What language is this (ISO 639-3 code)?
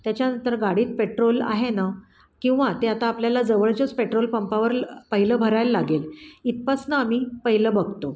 mar